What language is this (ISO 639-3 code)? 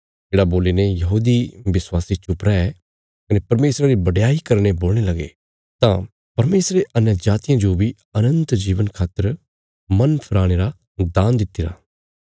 kfs